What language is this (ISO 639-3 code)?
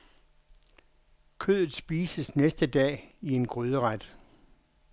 dan